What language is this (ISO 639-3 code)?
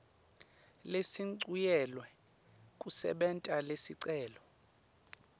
ssw